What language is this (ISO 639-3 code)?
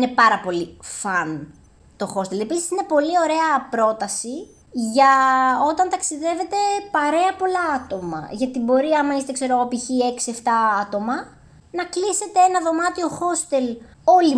ell